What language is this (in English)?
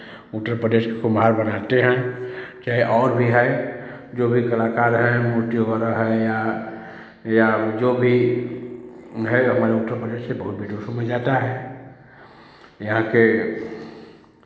Hindi